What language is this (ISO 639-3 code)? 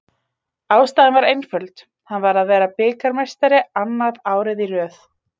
isl